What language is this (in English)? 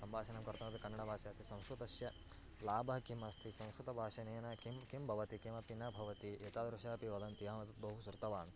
Sanskrit